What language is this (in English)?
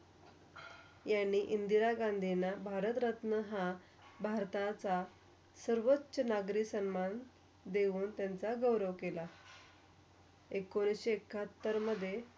Marathi